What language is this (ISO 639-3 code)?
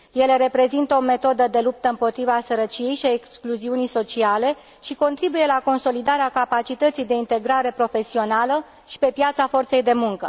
ron